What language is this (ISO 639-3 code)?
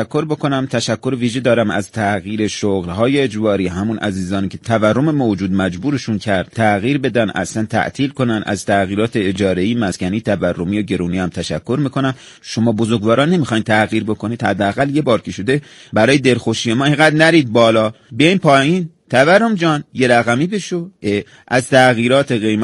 fas